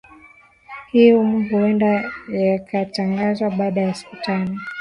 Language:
Swahili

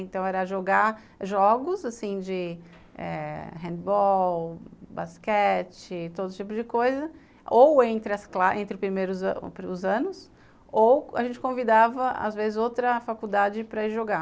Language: Portuguese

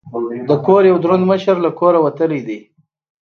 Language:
Pashto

